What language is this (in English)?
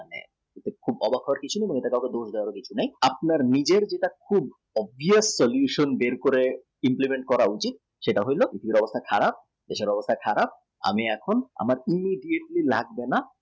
Bangla